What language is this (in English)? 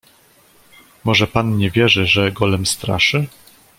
Polish